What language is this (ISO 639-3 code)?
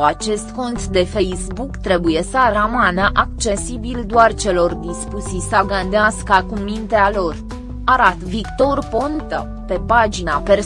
ron